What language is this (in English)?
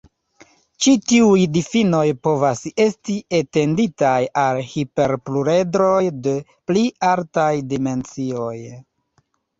Esperanto